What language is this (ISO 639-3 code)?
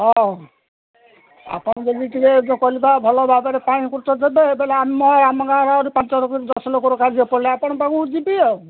ori